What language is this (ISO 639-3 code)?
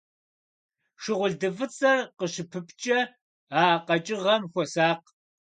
kbd